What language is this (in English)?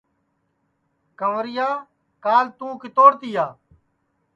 Sansi